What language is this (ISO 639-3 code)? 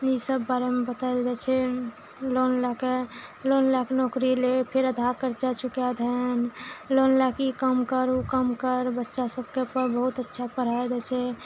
mai